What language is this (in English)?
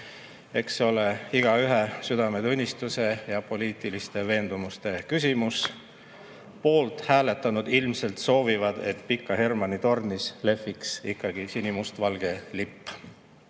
Estonian